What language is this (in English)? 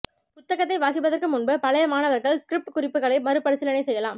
Tamil